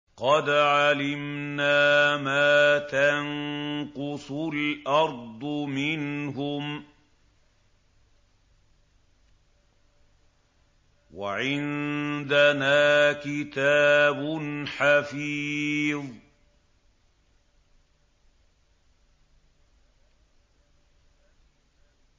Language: Arabic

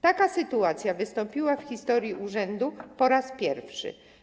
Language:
Polish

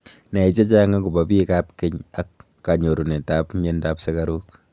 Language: Kalenjin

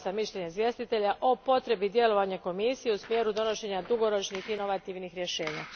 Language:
Croatian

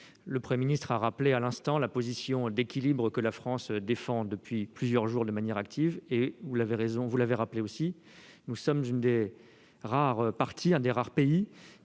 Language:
French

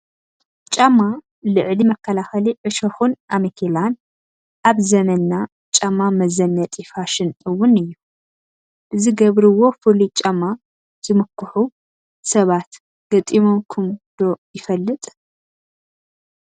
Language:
Tigrinya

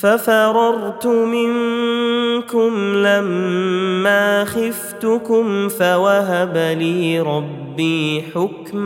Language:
Arabic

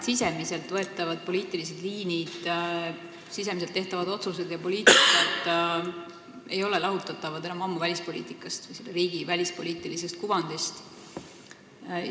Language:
Estonian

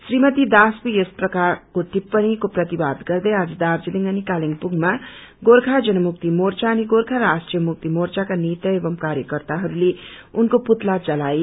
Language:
Nepali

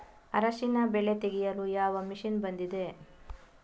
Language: Kannada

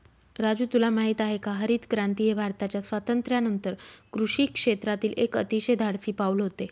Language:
Marathi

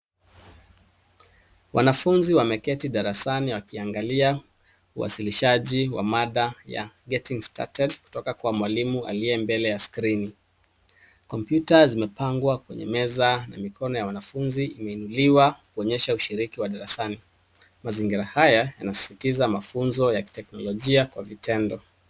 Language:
Swahili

